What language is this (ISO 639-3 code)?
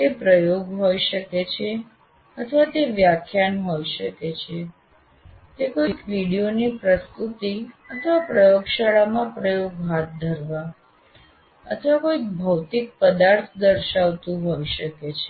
guj